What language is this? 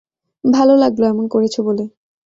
Bangla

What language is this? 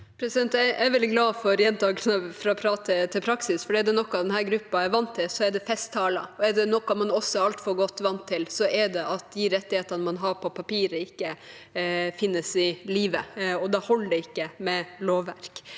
Norwegian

